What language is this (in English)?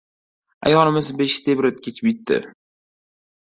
Uzbek